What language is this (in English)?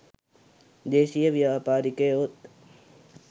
Sinhala